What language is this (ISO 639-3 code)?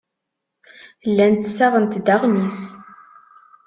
kab